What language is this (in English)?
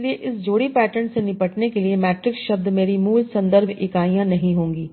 Hindi